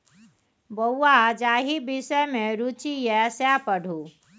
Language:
Maithili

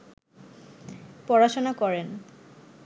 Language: Bangla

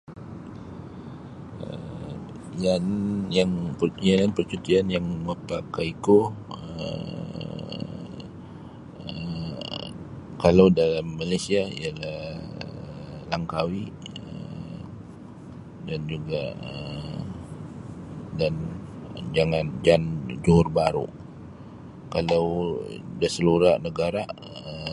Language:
Sabah Bisaya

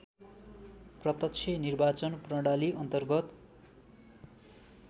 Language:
Nepali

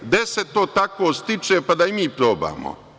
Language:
Serbian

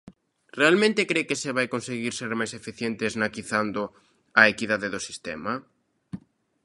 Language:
Galician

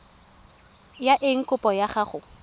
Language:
Tswana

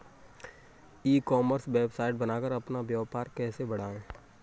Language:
Hindi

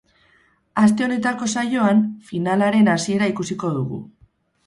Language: Basque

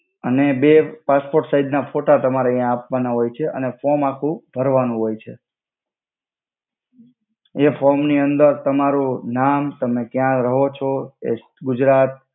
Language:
Gujarati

